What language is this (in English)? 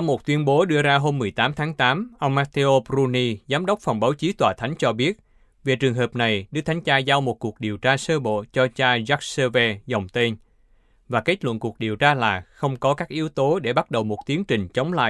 Vietnamese